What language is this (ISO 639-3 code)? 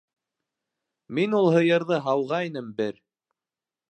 bak